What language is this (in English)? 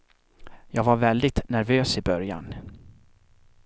Swedish